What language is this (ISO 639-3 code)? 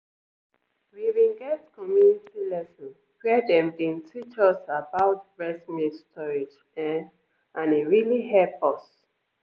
pcm